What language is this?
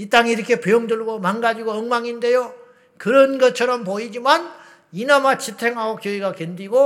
Korean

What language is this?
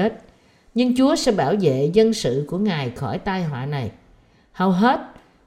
Vietnamese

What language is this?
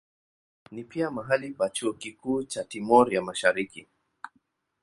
Swahili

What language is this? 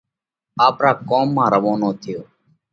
Parkari Koli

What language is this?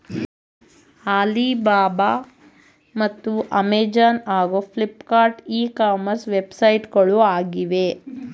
Kannada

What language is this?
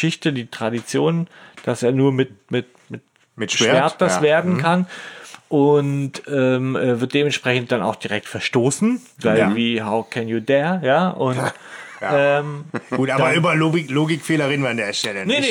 German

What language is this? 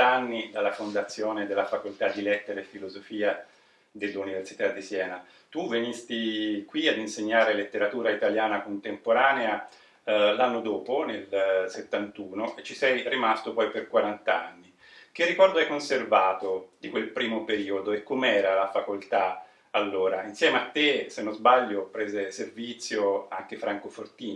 Italian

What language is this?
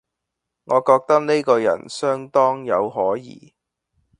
Cantonese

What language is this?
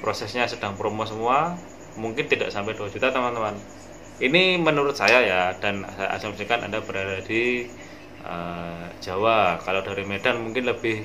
Indonesian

